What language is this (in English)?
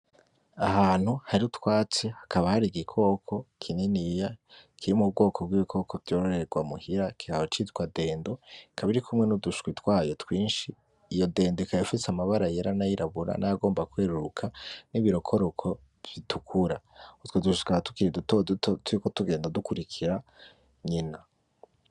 Rundi